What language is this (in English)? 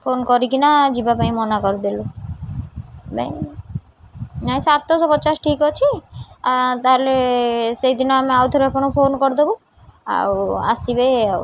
Odia